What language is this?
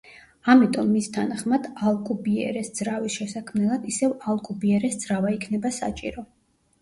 Georgian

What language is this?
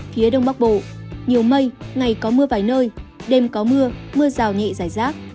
Vietnamese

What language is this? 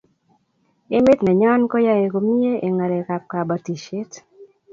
Kalenjin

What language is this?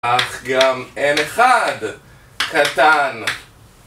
Hebrew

